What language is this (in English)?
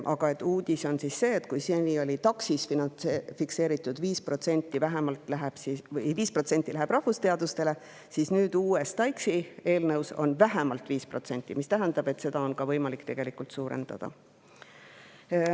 Estonian